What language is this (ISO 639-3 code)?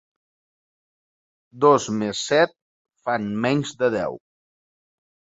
cat